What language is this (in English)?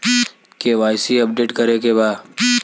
Bhojpuri